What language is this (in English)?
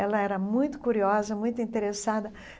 Portuguese